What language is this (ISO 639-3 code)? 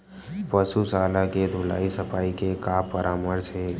hne